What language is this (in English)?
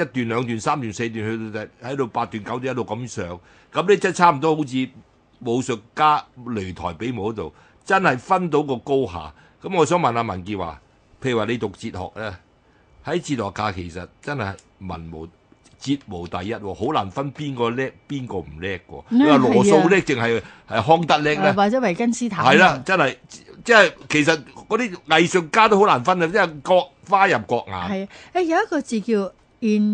Chinese